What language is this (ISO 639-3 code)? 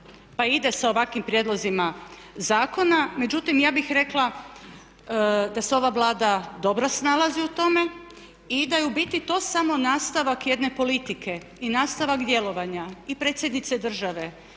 hrv